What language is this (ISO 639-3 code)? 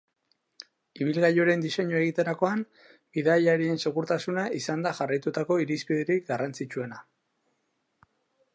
eus